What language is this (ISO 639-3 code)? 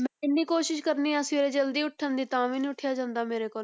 pan